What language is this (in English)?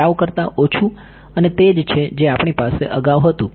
Gujarati